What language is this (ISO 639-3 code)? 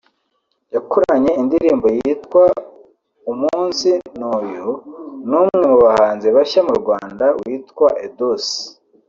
kin